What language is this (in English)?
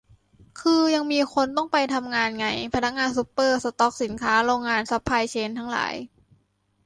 Thai